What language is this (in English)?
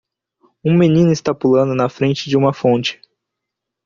Portuguese